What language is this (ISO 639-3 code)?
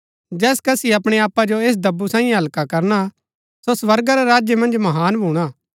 gbk